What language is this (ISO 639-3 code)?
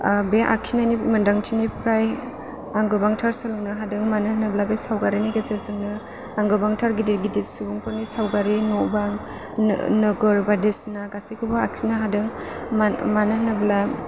brx